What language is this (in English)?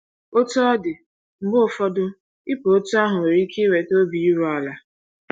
Igbo